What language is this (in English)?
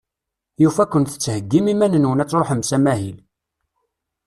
Kabyle